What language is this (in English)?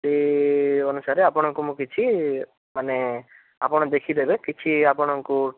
Odia